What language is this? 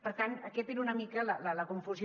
Catalan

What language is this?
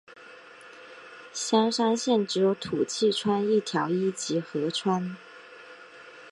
Chinese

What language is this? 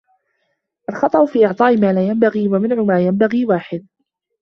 Arabic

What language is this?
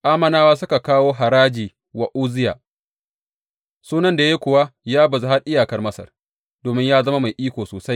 Hausa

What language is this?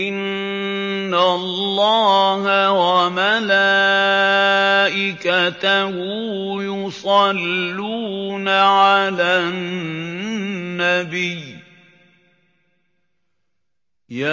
Arabic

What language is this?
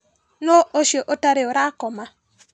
Kikuyu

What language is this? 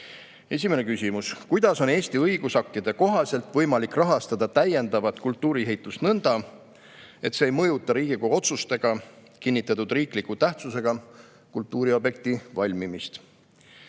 Estonian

